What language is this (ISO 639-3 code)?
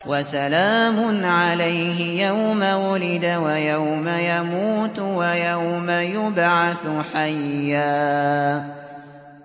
ara